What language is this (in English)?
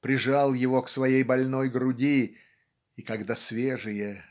Russian